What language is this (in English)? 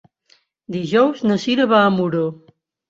Catalan